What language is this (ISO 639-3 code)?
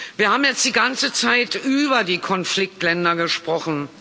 deu